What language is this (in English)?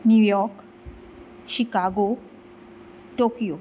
Konkani